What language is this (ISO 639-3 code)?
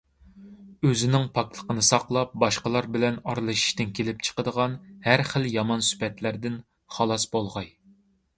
uig